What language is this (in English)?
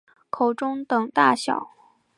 Chinese